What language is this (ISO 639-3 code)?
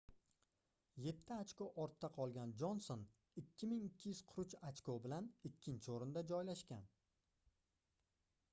uzb